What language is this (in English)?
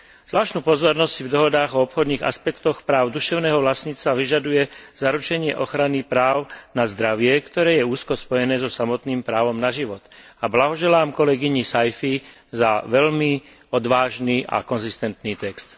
Slovak